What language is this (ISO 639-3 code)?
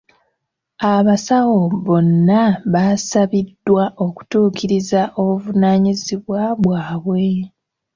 lug